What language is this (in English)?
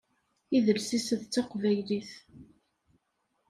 Kabyle